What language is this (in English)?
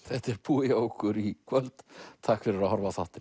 Icelandic